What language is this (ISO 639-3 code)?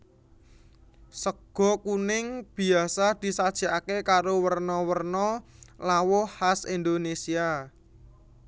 jav